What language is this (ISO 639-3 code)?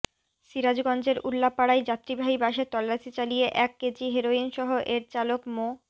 ben